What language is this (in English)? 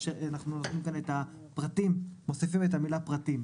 Hebrew